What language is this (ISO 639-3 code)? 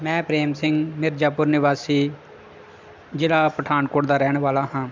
pan